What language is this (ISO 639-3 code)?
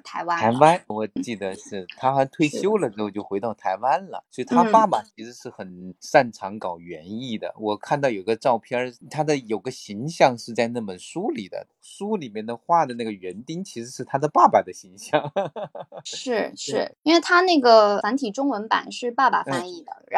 zho